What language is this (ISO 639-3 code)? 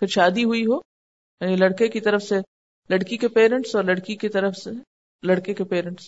urd